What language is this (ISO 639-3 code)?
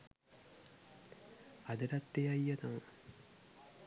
sin